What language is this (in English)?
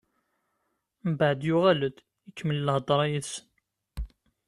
Kabyle